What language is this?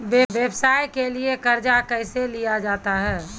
Maithili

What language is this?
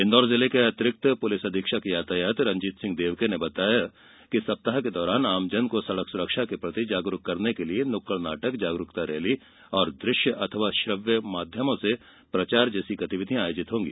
Hindi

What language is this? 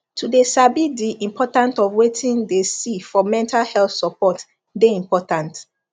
Nigerian Pidgin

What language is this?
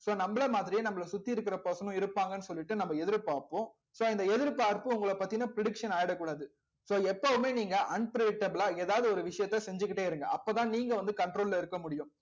Tamil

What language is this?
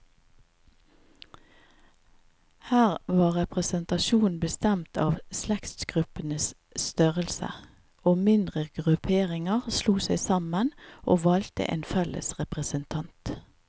Norwegian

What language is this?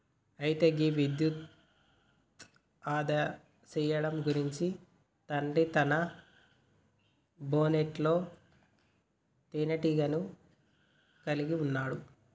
Telugu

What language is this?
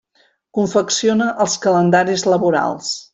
Catalan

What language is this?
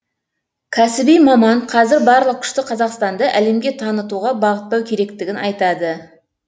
Kazakh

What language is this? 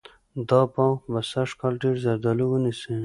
Pashto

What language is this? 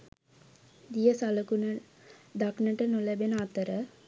Sinhala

